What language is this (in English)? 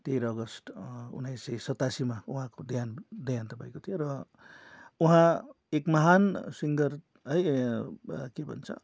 Nepali